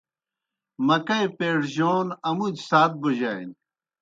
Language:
Kohistani Shina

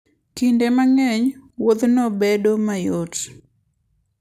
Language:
Luo (Kenya and Tanzania)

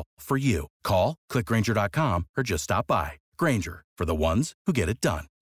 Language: Romanian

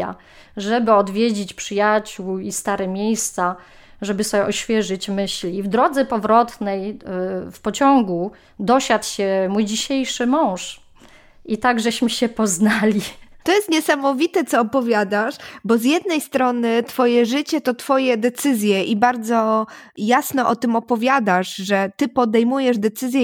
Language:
Polish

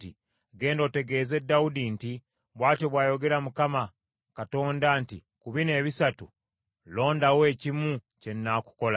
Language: Ganda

